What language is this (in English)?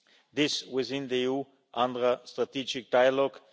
English